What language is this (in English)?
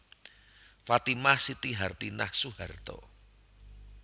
Javanese